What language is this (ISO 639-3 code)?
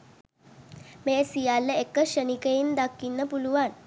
sin